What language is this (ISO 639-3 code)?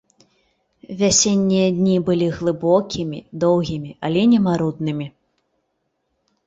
bel